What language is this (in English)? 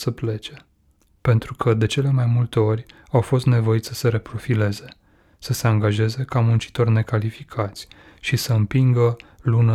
Romanian